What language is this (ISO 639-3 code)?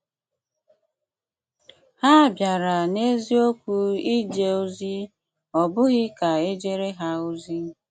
ibo